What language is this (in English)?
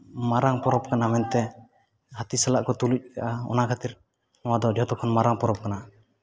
Santali